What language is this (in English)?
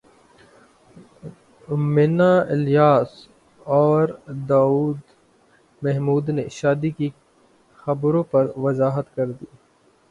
Urdu